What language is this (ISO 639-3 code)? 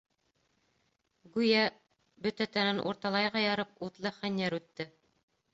bak